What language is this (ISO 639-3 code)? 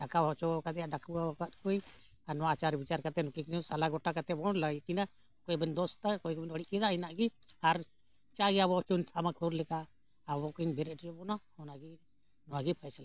sat